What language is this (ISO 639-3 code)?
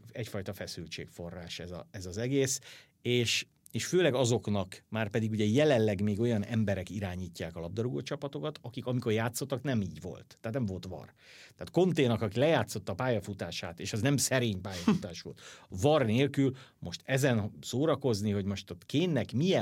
hun